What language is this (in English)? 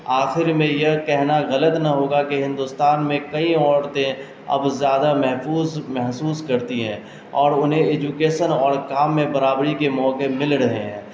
Urdu